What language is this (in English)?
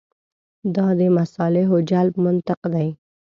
Pashto